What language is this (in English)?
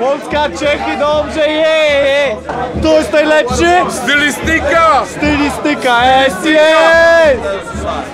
Polish